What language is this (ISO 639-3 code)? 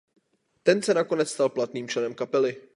ces